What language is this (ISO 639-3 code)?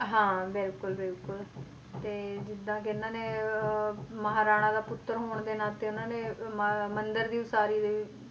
pan